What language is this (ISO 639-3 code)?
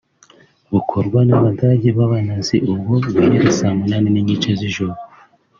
kin